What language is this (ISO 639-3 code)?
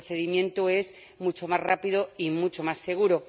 spa